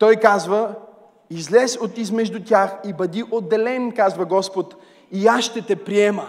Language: Bulgarian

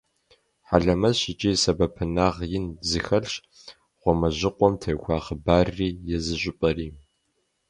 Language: Kabardian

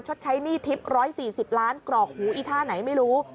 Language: Thai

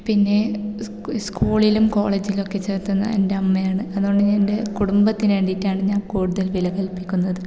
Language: Malayalam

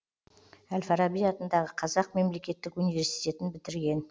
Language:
Kazakh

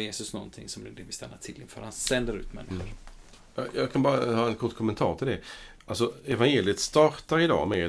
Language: Swedish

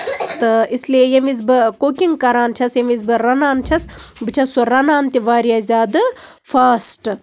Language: Kashmiri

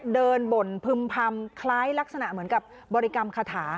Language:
Thai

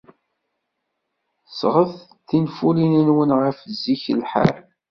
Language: Kabyle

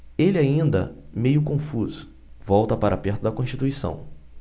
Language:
Portuguese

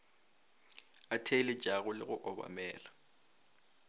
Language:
Northern Sotho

